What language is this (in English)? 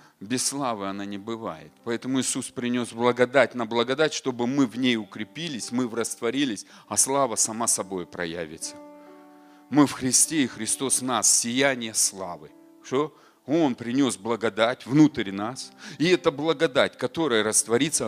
Russian